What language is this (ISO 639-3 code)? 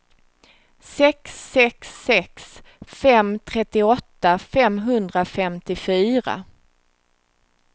swe